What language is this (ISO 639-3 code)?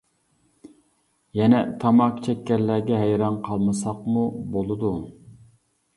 uig